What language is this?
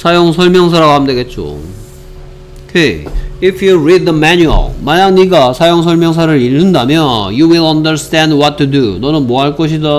Korean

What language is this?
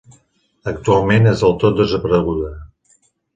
Catalan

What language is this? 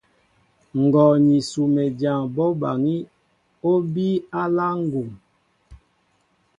Mbo (Cameroon)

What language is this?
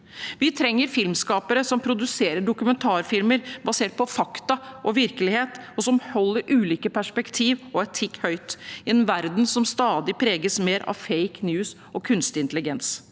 Norwegian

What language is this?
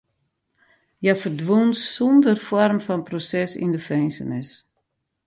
Western Frisian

